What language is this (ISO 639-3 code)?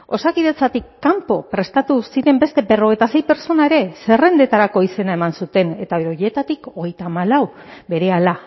eus